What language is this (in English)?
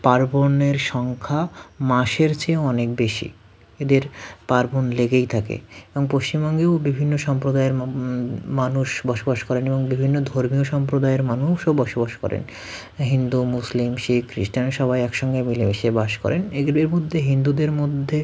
Bangla